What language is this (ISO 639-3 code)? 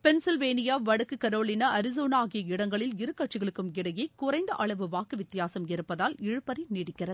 tam